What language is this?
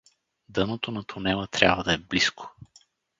Bulgarian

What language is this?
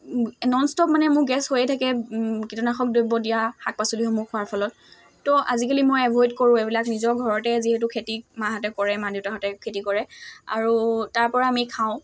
Assamese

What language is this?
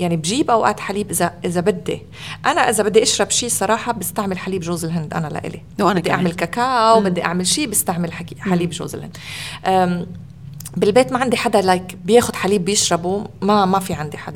Arabic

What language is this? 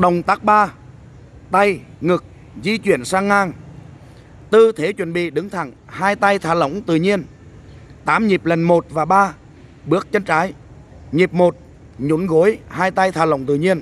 Vietnamese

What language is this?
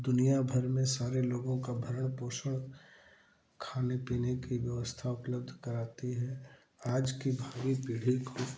Hindi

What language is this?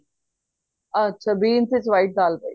Punjabi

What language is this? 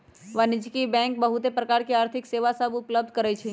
Magahi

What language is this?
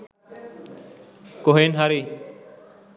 Sinhala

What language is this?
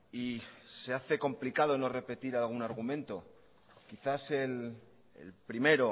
Spanish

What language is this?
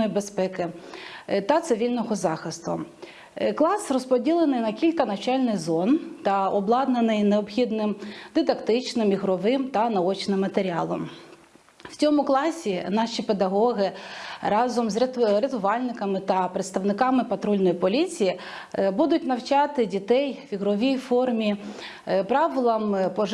Ukrainian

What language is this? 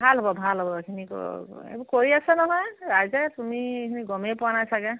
Assamese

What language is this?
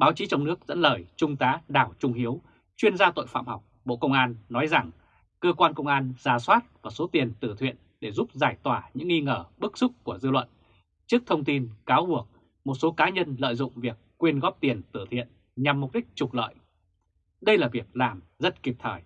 Vietnamese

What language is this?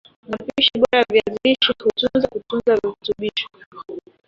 Swahili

